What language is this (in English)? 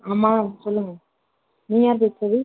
Tamil